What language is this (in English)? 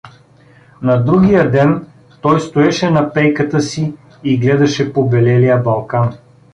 Bulgarian